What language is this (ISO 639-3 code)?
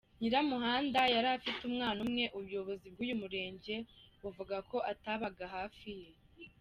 kin